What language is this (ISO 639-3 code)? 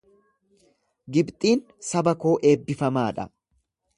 orm